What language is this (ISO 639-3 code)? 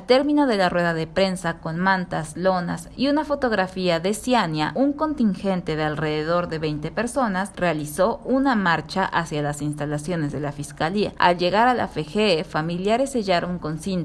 spa